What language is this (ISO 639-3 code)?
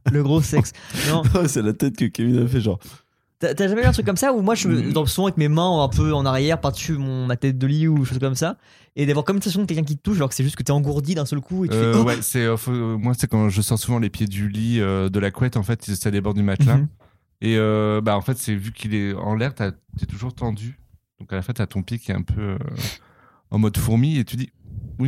fra